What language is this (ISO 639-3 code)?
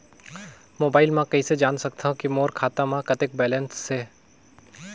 hne